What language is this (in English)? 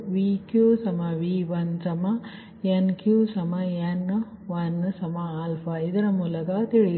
Kannada